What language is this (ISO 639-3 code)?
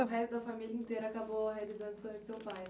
por